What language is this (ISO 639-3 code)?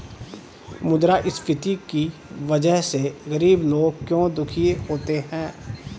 hin